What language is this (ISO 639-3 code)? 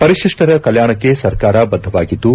kan